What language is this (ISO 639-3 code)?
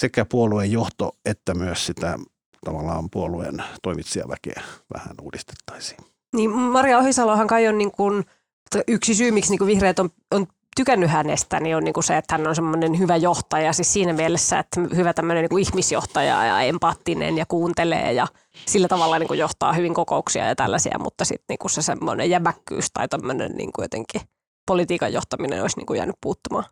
fin